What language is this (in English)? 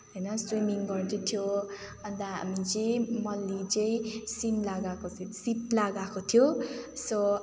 Nepali